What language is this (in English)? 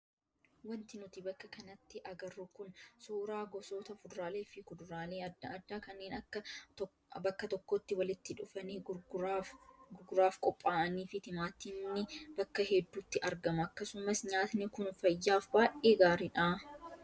Oromo